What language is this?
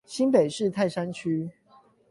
Chinese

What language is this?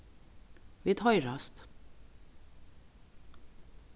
Faroese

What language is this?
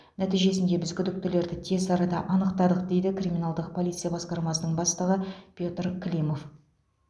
Kazakh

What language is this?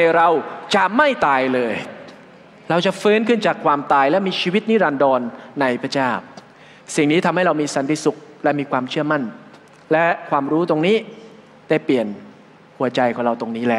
Thai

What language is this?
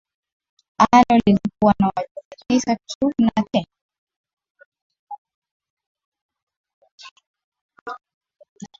Swahili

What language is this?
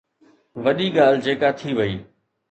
Sindhi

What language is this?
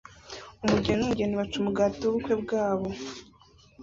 Kinyarwanda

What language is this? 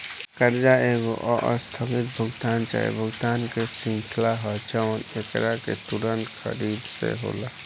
Bhojpuri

